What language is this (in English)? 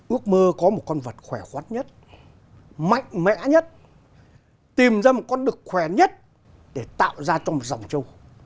Vietnamese